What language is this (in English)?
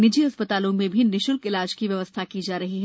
Hindi